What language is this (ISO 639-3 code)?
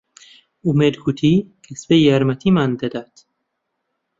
ckb